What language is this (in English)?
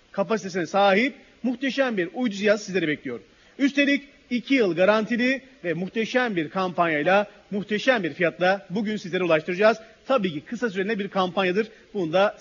Turkish